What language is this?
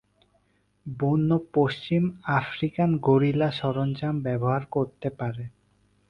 Bangla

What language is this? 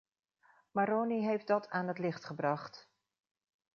Dutch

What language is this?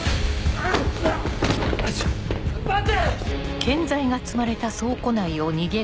Japanese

